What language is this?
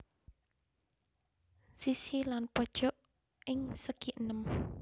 Javanese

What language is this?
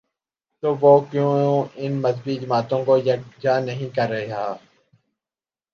Urdu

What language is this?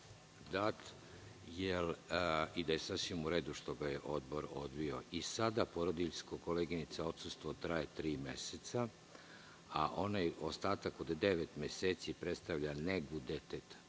Serbian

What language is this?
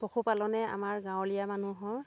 Assamese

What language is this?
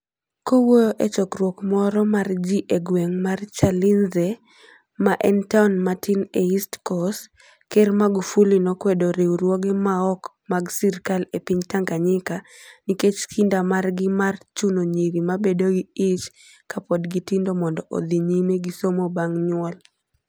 Luo (Kenya and Tanzania)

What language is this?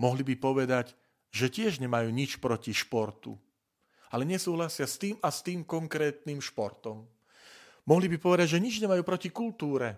Slovak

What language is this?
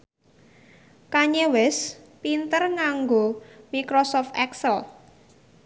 Javanese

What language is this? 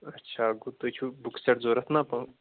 Kashmiri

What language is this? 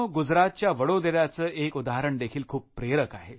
Marathi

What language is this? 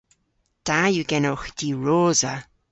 Cornish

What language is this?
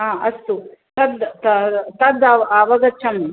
Sanskrit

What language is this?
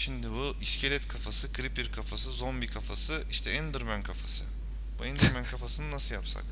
Turkish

